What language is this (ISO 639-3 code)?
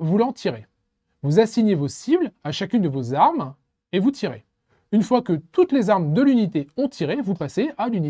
fra